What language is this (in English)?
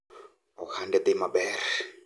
Luo (Kenya and Tanzania)